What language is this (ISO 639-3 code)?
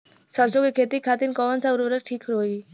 bho